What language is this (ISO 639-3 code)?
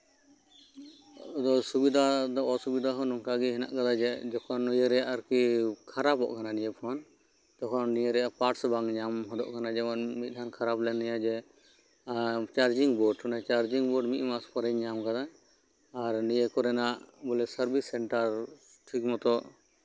sat